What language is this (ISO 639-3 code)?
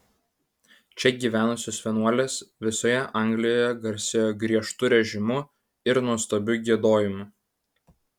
lit